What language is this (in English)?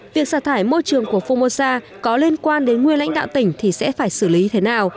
Vietnamese